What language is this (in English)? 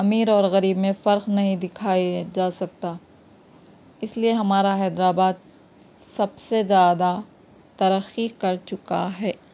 Urdu